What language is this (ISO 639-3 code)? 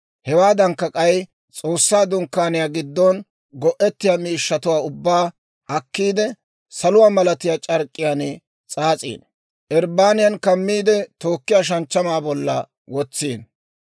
dwr